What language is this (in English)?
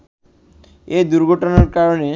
Bangla